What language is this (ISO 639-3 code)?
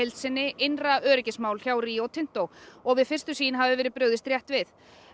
isl